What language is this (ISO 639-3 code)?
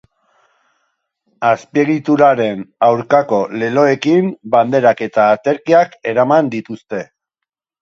eus